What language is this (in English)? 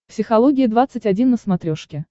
Russian